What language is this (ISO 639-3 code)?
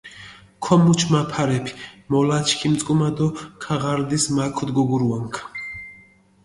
xmf